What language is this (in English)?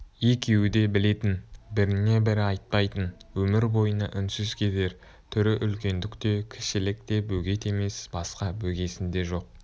Kazakh